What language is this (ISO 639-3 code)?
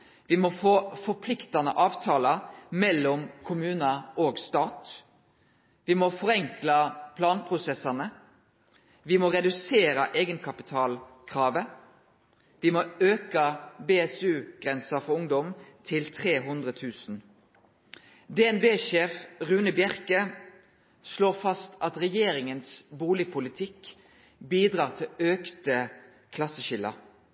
nno